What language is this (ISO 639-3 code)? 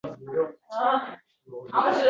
uzb